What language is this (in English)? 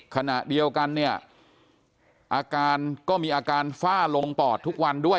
Thai